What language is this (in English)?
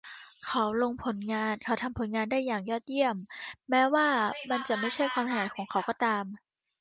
Thai